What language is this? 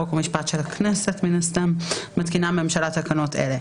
Hebrew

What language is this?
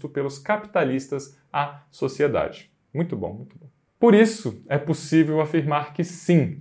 Portuguese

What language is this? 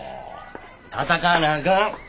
Japanese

